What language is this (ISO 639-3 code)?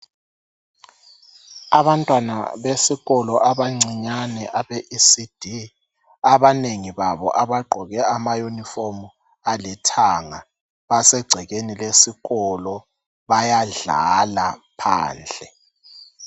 nde